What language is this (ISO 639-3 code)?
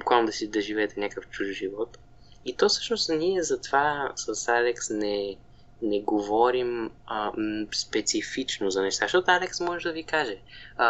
bul